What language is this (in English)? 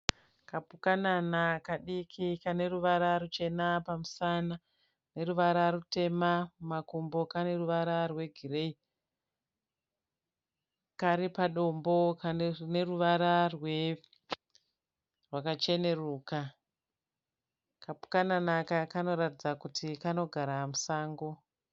Shona